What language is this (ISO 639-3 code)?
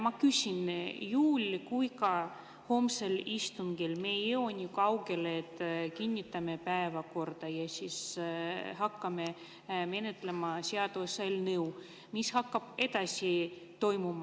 est